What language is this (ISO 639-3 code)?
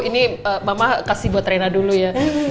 ind